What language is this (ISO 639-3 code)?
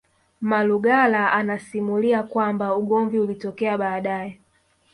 swa